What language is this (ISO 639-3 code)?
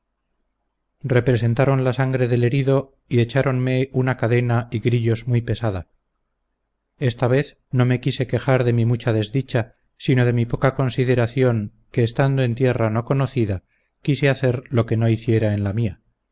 spa